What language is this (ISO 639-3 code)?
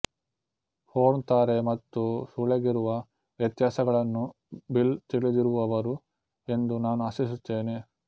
kan